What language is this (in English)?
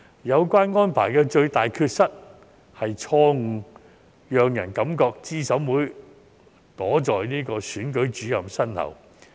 Cantonese